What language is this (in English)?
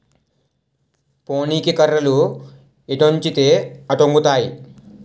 Telugu